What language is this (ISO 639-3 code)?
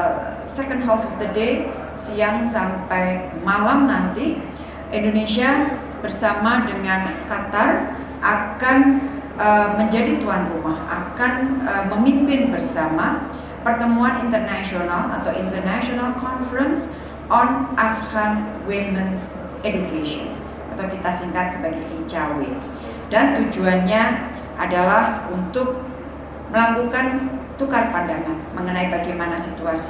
ind